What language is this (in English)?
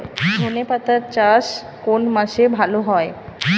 Bangla